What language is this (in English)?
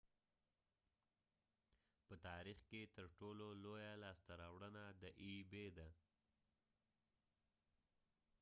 Pashto